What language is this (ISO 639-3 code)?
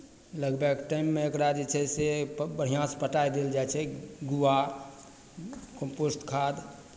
mai